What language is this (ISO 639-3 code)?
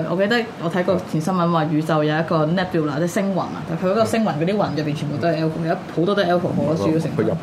zho